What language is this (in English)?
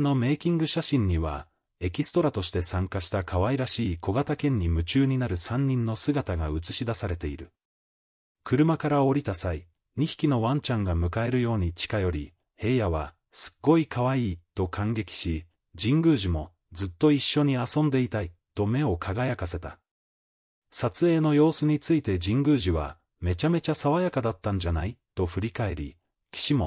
Japanese